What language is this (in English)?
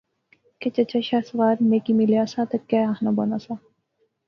Pahari-Potwari